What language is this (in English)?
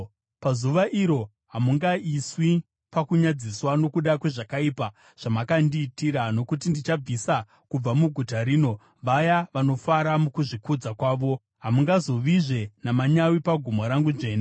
Shona